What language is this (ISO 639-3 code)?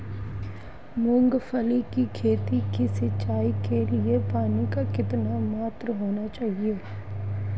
hin